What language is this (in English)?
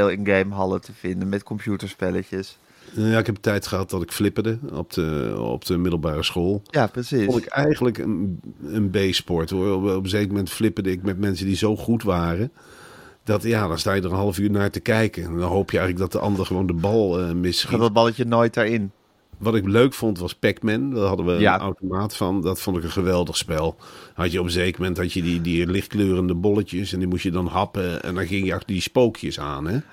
Dutch